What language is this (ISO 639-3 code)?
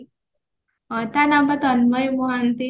ori